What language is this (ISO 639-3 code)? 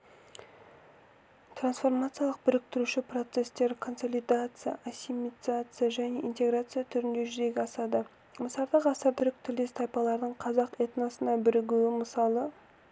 kaz